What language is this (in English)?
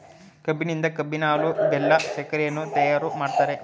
Kannada